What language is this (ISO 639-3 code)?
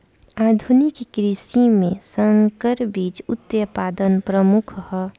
bho